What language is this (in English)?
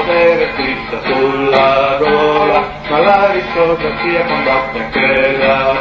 Arabic